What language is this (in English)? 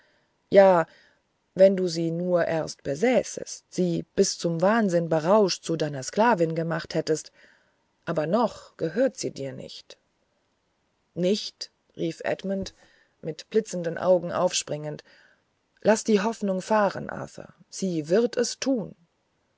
German